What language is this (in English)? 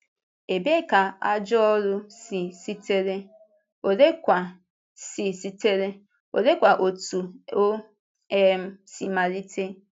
Igbo